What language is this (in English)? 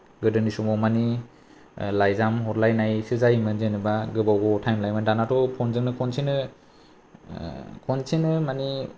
Bodo